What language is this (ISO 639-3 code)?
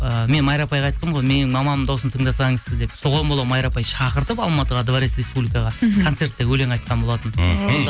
kaz